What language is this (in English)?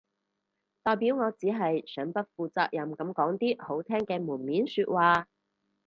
Cantonese